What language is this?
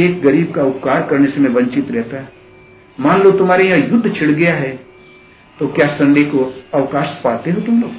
Hindi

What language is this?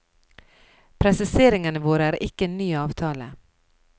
Norwegian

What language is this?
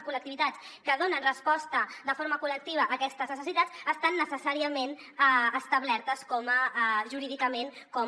Catalan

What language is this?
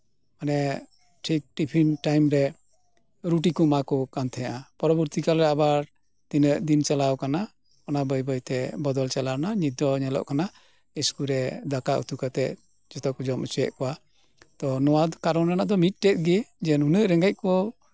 Santali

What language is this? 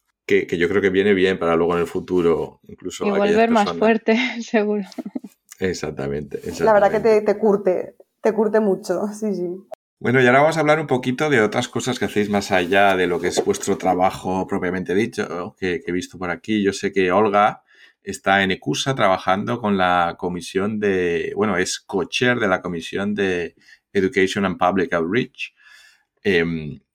Spanish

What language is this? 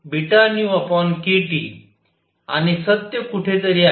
Marathi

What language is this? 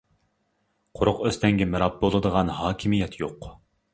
Uyghur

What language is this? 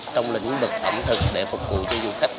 Vietnamese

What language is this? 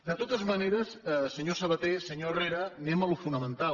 Catalan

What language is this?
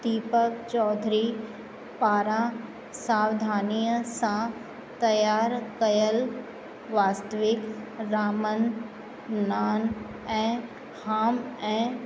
Sindhi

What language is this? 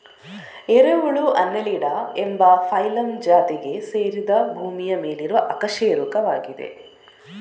Kannada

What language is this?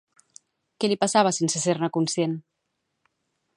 Catalan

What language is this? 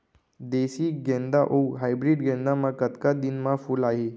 Chhattisgarhi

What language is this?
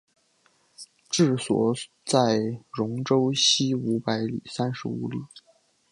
Chinese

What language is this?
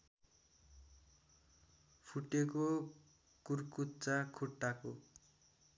Nepali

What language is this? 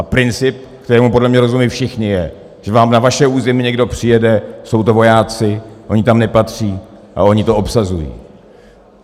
Czech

